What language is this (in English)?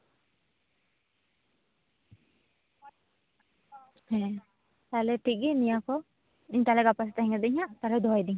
Santali